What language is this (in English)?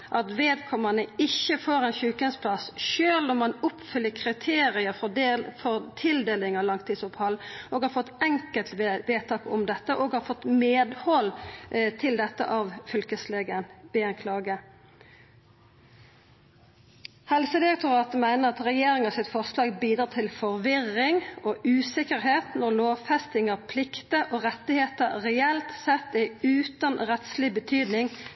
Norwegian Nynorsk